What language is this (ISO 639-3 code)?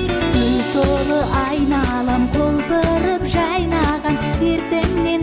tur